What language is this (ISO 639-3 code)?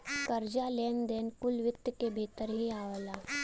bho